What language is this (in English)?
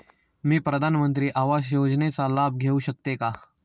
Marathi